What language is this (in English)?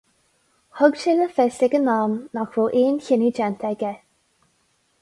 Irish